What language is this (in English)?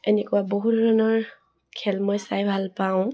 Assamese